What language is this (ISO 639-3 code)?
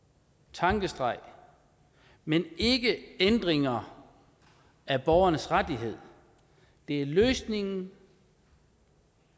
dan